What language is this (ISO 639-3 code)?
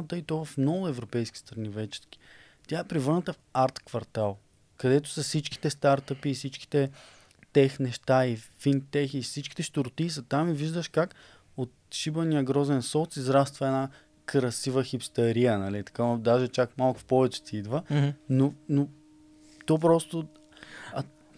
bul